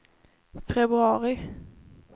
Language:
Swedish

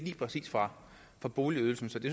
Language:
Danish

